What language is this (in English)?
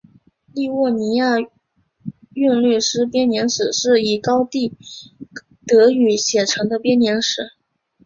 Chinese